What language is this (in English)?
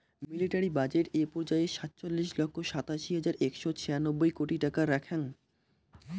Bangla